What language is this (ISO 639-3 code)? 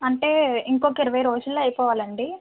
tel